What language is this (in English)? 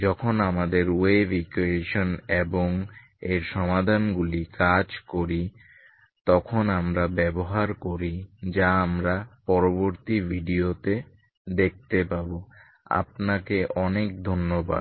Bangla